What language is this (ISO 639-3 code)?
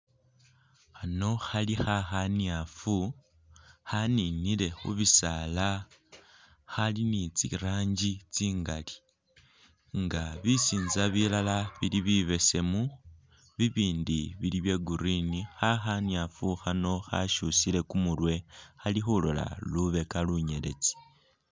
myx